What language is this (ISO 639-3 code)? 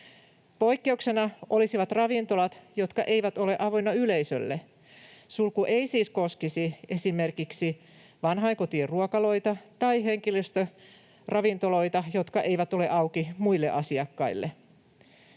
fin